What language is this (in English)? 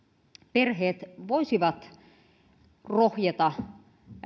Finnish